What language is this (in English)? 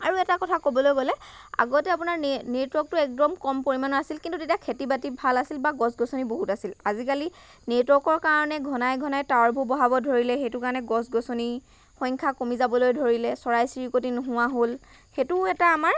Assamese